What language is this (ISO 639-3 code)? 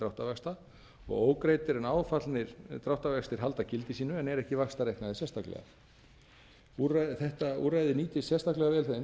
isl